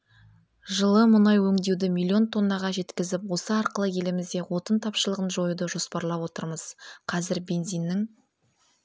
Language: Kazakh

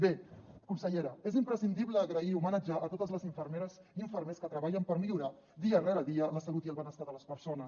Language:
Catalan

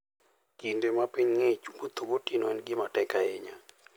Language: Luo (Kenya and Tanzania)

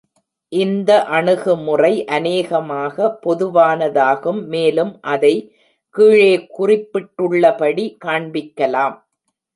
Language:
Tamil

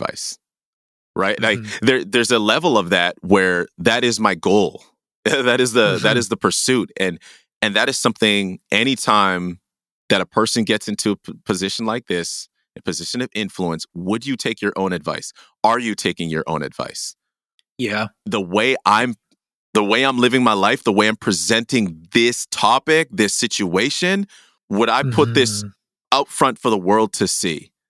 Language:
English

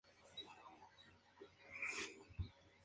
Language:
Spanish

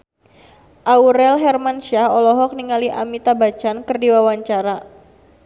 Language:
Sundanese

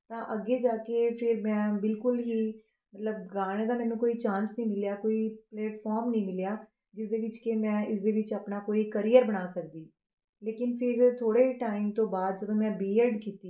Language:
Punjabi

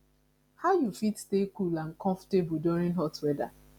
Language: Nigerian Pidgin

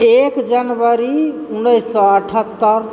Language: Maithili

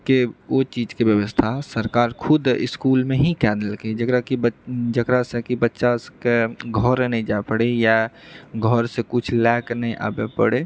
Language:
Maithili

